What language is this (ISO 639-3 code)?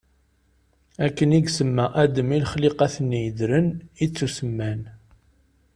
kab